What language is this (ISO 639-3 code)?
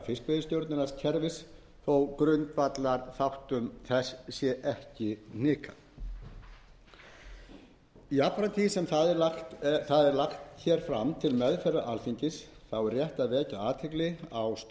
isl